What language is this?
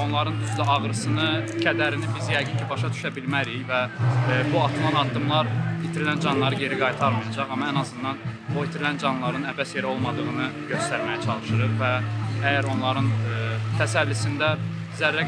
Turkish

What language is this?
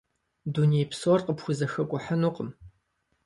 Kabardian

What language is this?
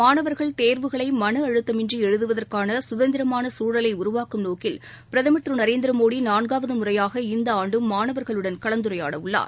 Tamil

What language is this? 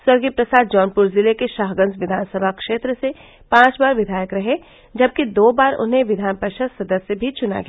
Hindi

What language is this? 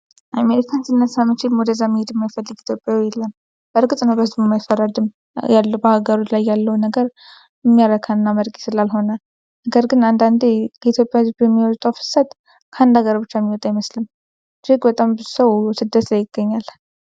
Amharic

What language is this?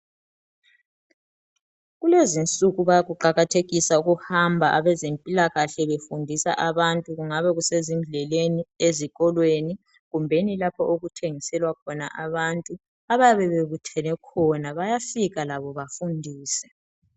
North Ndebele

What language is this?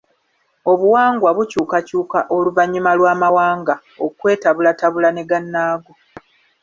Ganda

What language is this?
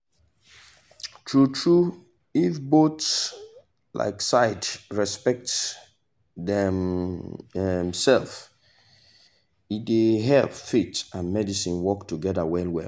Nigerian Pidgin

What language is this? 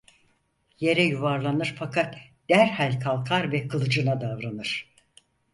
Turkish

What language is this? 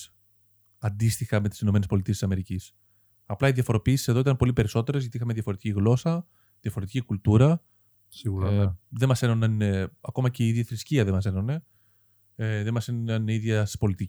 Greek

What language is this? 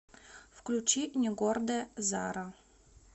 Russian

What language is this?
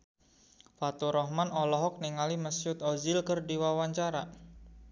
Sundanese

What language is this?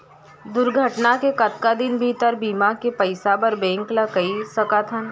Chhattisgarhi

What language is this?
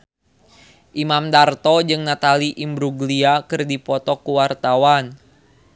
Sundanese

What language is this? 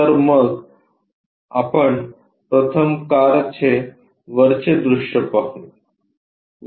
Marathi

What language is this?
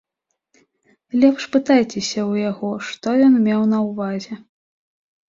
Belarusian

